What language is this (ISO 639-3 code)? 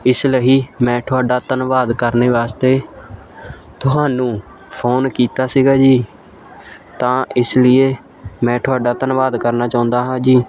pan